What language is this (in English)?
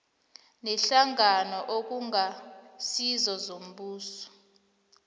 South Ndebele